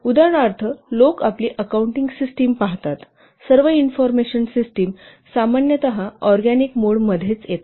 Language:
Marathi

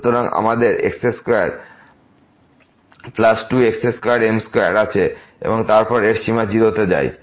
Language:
Bangla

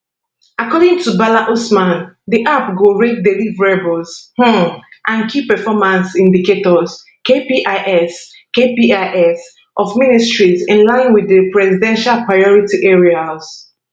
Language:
Nigerian Pidgin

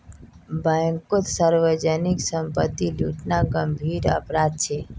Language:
Magahi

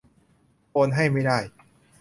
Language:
Thai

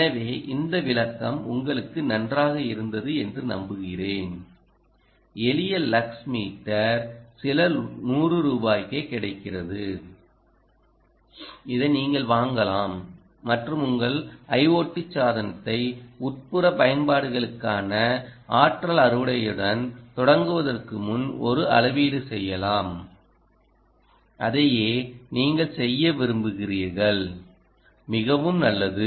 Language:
Tamil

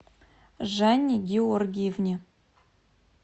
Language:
Russian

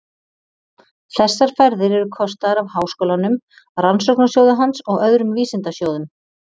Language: Icelandic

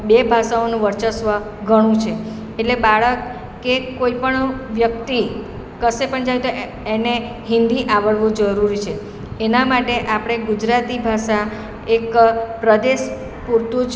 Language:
Gujarati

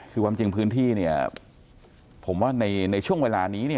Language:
Thai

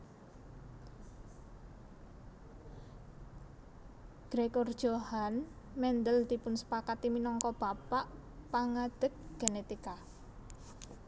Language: Javanese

